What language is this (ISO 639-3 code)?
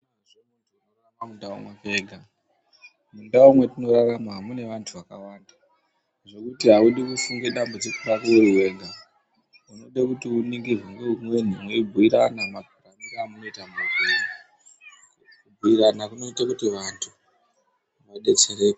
ndc